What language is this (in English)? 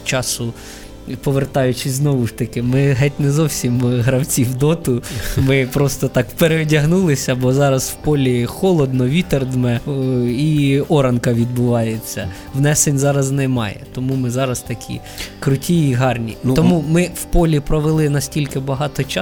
Ukrainian